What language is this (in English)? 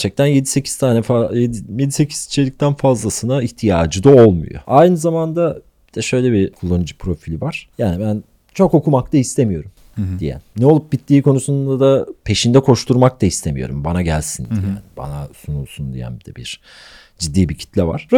Turkish